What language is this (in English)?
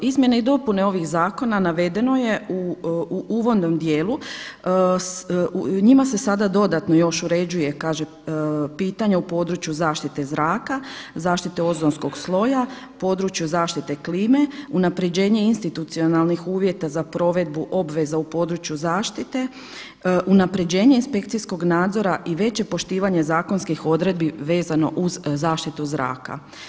Croatian